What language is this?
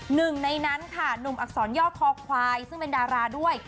Thai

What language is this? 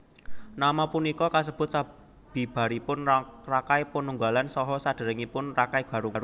Javanese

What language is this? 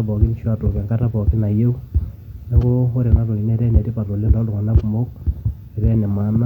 Masai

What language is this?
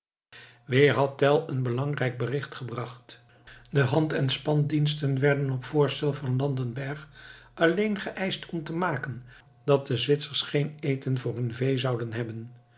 Dutch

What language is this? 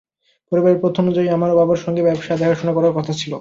Bangla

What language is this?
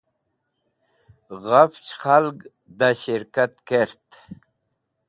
Wakhi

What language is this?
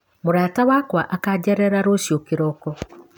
Kikuyu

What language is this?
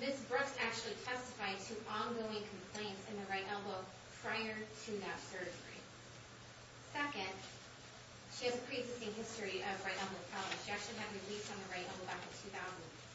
English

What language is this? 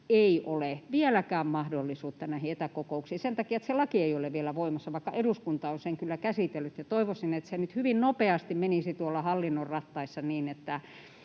Finnish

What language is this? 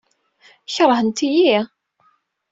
Kabyle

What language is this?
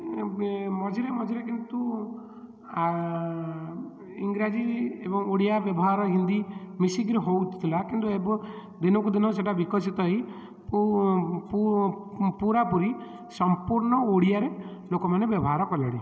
Odia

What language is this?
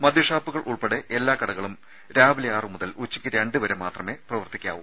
Malayalam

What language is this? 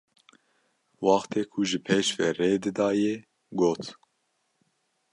Kurdish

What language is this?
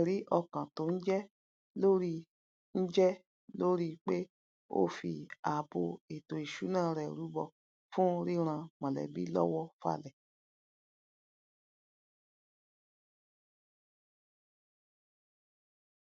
Yoruba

